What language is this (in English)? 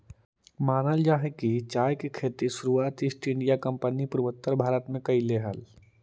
Magahi